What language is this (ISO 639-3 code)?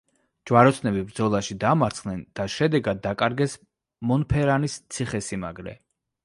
kat